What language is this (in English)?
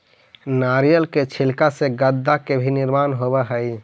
Magahi